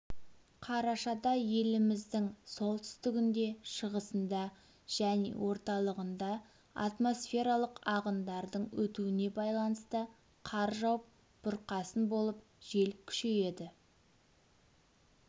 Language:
Kazakh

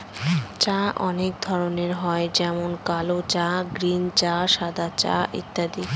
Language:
Bangla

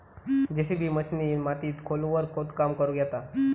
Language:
Marathi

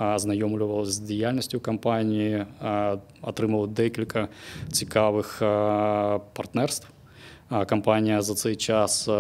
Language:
Ukrainian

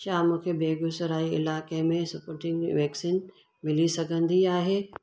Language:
Sindhi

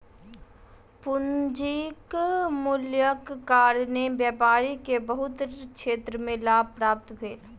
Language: Maithili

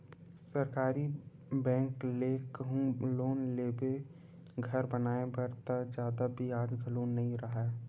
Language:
Chhattisgarhi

